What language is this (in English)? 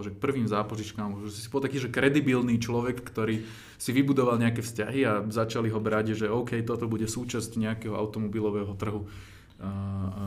Slovak